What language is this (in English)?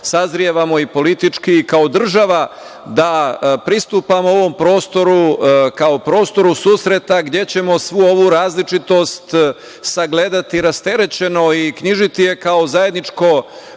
Serbian